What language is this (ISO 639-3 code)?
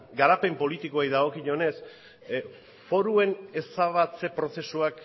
eus